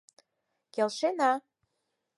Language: Mari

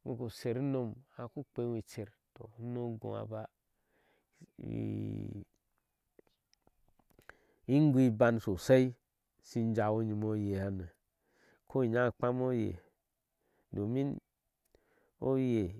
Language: Ashe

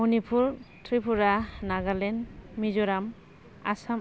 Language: Bodo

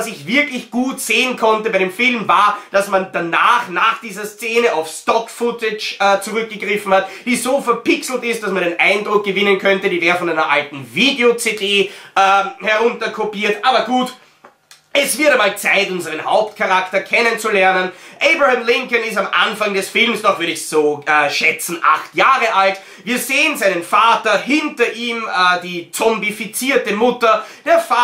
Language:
German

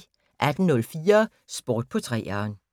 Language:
Danish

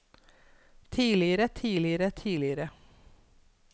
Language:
Norwegian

